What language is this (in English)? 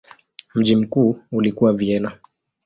Swahili